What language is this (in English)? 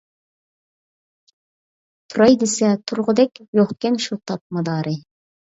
Uyghur